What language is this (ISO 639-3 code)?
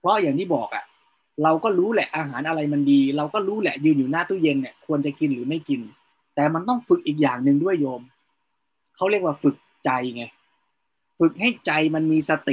tha